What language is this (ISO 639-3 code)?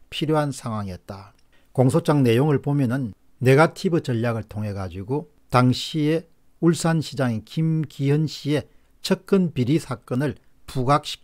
kor